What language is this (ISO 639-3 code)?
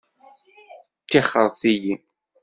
kab